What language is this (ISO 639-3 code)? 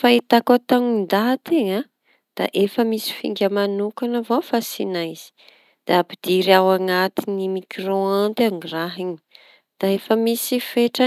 txy